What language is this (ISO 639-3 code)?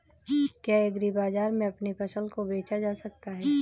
hin